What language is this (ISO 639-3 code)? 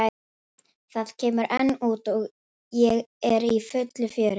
isl